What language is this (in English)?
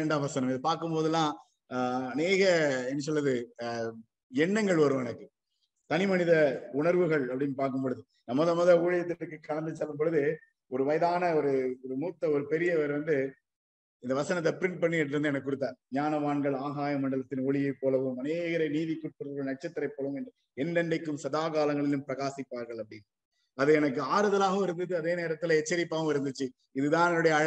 Tamil